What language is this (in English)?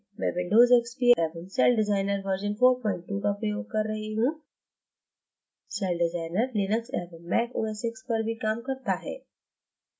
Hindi